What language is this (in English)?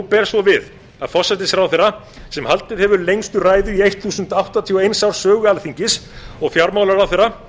Icelandic